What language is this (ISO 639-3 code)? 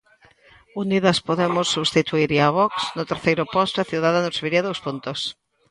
glg